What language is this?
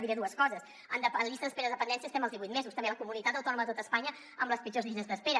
Catalan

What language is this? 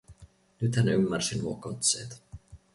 Finnish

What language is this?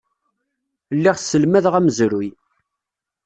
Kabyle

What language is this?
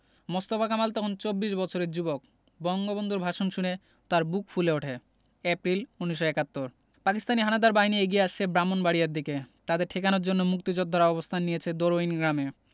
Bangla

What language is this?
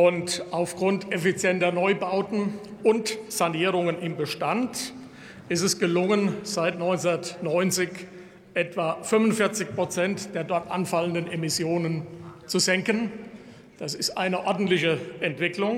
German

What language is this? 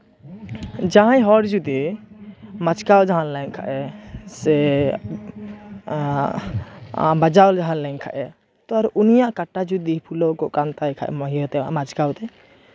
Santali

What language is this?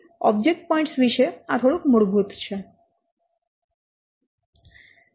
Gujarati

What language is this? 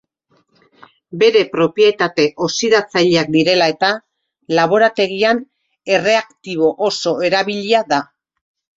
Basque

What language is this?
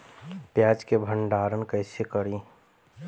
Bhojpuri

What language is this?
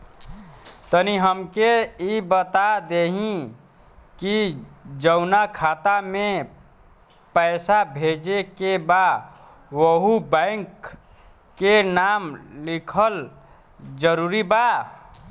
Bhojpuri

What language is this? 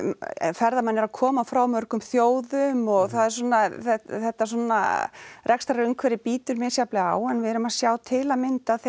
Icelandic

